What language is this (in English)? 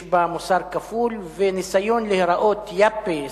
Hebrew